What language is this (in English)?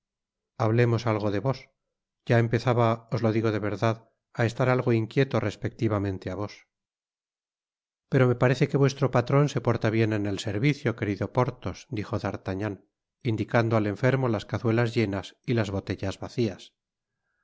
Spanish